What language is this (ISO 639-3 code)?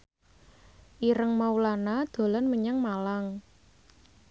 jav